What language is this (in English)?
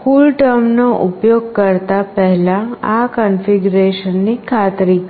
Gujarati